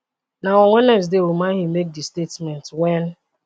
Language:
Nigerian Pidgin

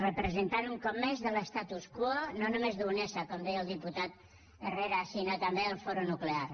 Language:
Catalan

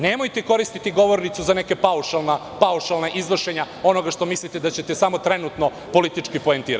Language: Serbian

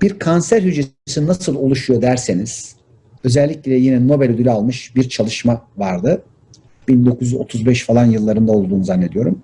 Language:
Turkish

